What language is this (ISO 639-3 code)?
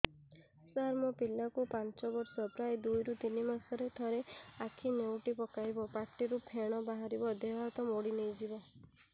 ori